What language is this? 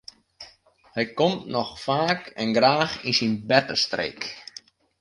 Western Frisian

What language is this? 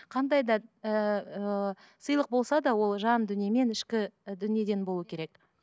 Kazakh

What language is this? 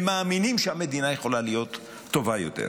Hebrew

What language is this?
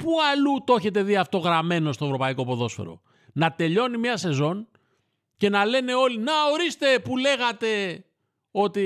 Greek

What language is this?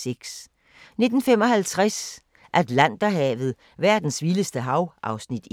Danish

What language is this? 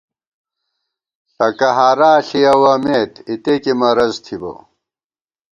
Gawar-Bati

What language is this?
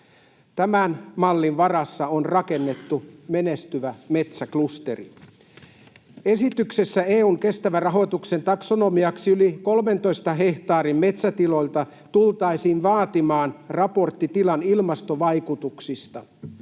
Finnish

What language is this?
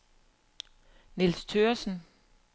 Danish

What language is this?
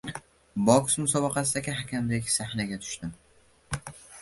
Uzbek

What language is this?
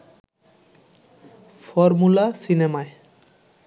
Bangla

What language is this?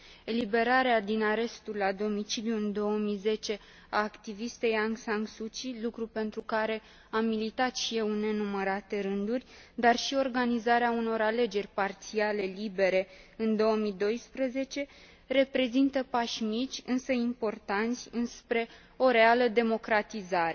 Romanian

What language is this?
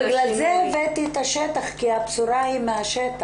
Hebrew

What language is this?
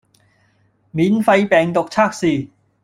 Cantonese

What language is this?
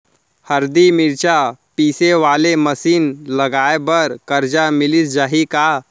Chhattisgarhi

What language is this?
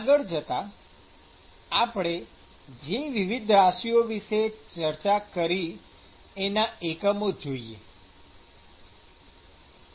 Gujarati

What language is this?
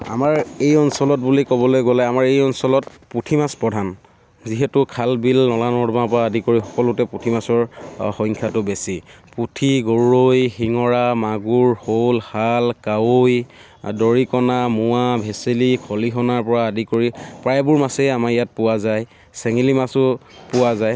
Assamese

